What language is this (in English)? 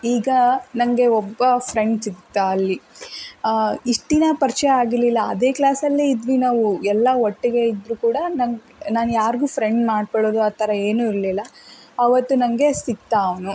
Kannada